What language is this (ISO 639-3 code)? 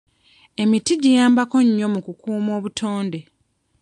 lug